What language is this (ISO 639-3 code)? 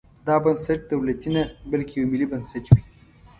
pus